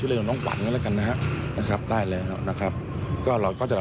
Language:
Thai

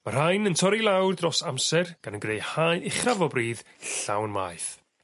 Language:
Welsh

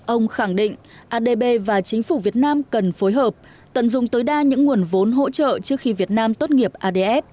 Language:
Vietnamese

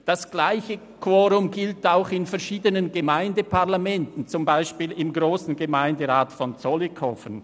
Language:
Swiss German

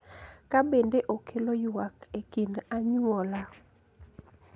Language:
Luo (Kenya and Tanzania)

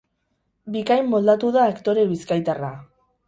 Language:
Basque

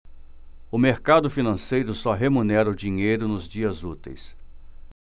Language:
Portuguese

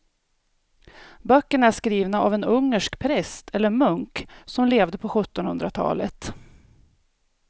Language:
Swedish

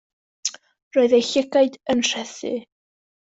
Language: Welsh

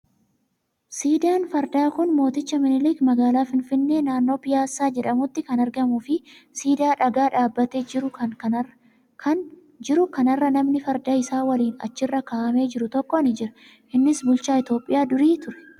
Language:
Oromo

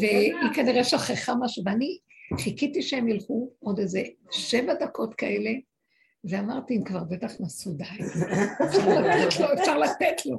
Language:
Hebrew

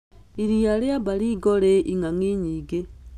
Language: Kikuyu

